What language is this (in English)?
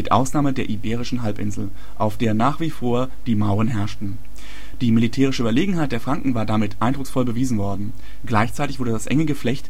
German